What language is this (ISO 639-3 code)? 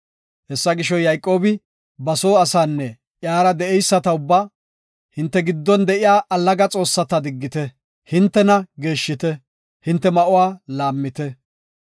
gof